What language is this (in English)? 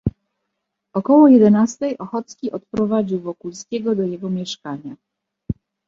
Polish